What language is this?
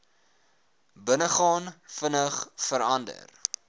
Afrikaans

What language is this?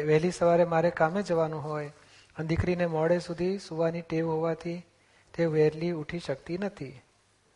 Gujarati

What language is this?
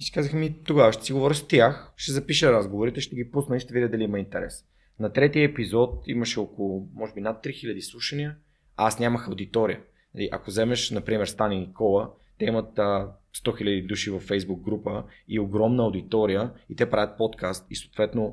Bulgarian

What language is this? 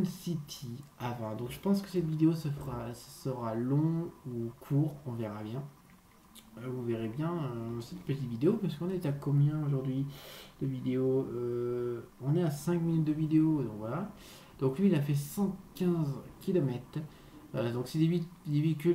French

